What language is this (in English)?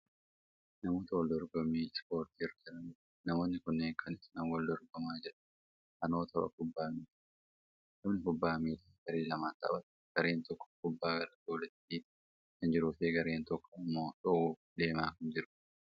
Oromo